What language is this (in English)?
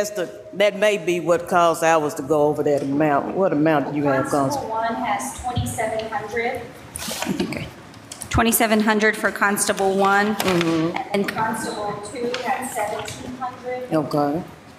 English